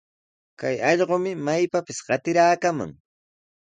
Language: Sihuas Ancash Quechua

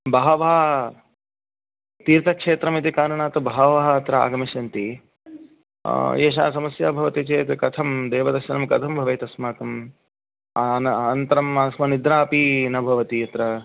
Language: Sanskrit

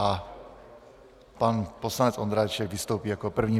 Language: Czech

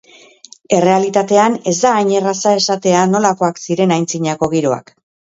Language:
Basque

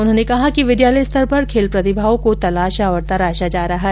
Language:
Hindi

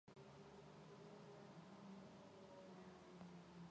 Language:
Mongolian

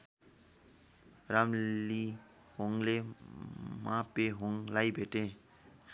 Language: Nepali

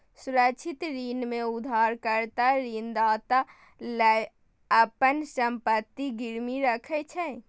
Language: Maithili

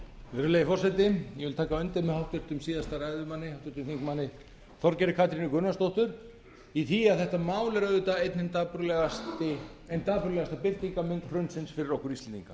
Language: Icelandic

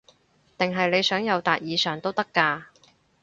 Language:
Cantonese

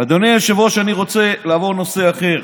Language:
Hebrew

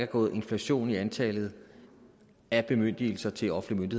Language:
Danish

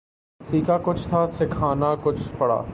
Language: Urdu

